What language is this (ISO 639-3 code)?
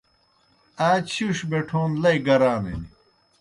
plk